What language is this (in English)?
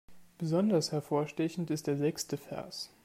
German